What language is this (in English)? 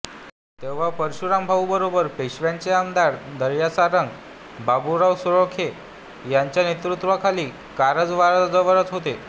Marathi